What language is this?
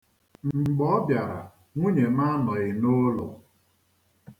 Igbo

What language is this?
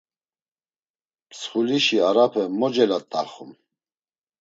Laz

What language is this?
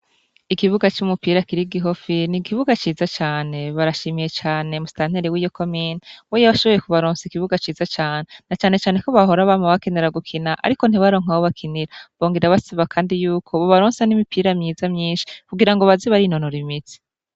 Rundi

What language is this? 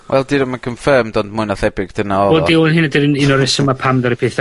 Welsh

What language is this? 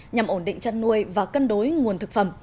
Vietnamese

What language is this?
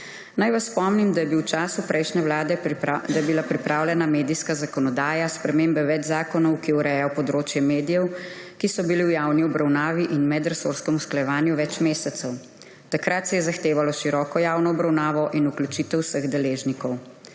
Slovenian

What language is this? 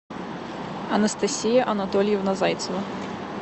Russian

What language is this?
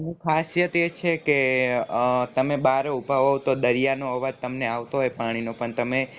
Gujarati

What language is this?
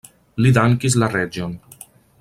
Esperanto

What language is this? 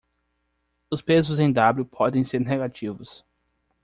Portuguese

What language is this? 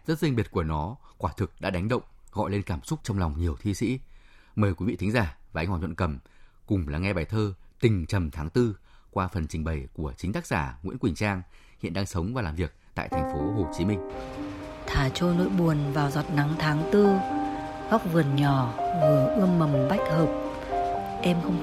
Vietnamese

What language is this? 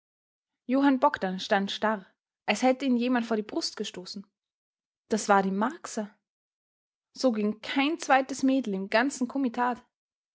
German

